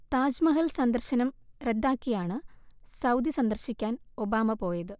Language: Malayalam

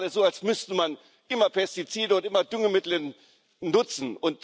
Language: German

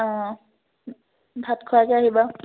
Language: Assamese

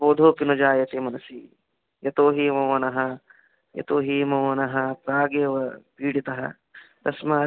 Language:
Sanskrit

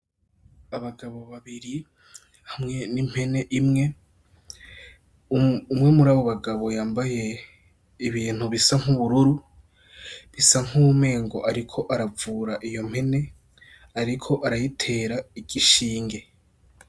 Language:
Rundi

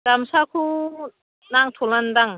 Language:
Bodo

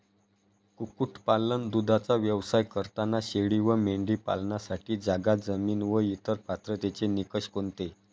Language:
Marathi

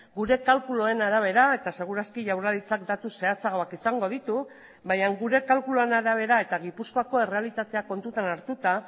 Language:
Basque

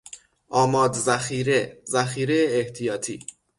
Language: Persian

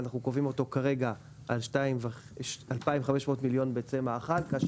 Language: Hebrew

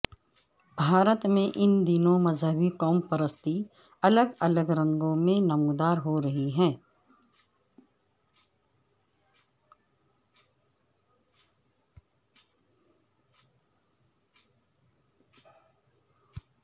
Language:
Urdu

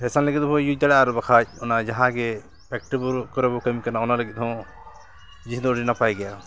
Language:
Santali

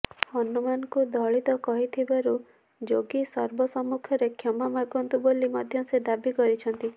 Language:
Odia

